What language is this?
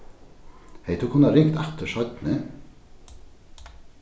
Faroese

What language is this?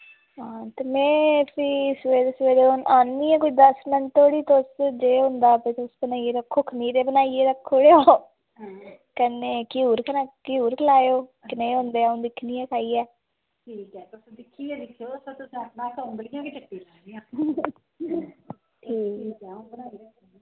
Dogri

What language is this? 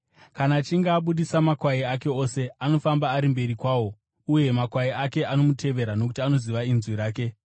Shona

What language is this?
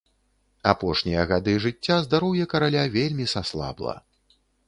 Belarusian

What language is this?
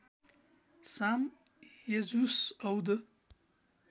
Nepali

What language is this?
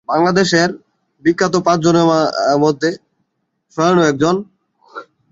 Bangla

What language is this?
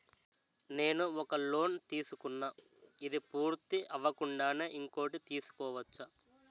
Telugu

